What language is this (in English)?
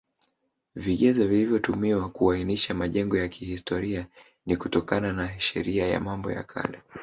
Swahili